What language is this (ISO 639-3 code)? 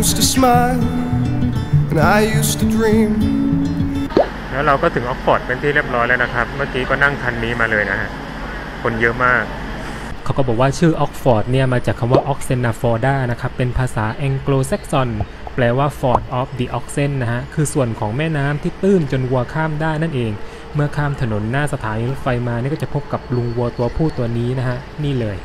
tha